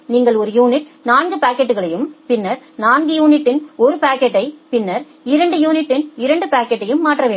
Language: Tamil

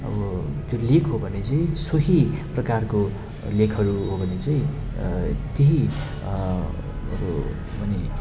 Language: Nepali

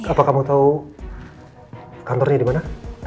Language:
Indonesian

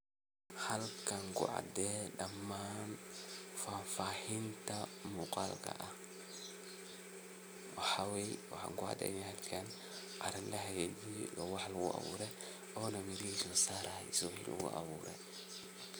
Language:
Somali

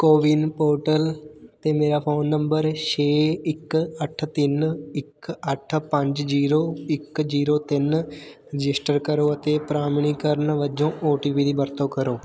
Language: Punjabi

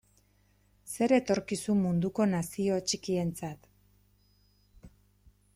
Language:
Basque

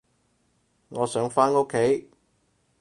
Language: Cantonese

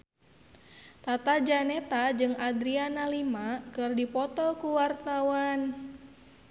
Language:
Sundanese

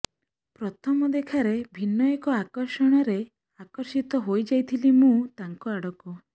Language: Odia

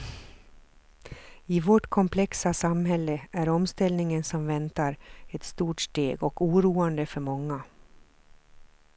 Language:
Swedish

